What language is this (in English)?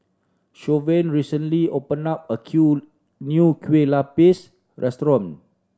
English